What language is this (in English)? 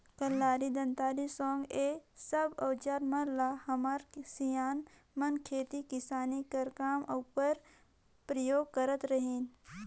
Chhattisgarhi